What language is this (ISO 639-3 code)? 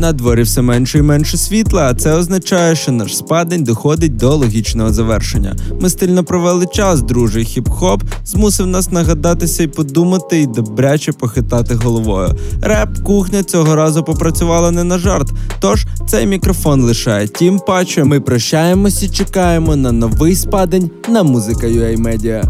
ukr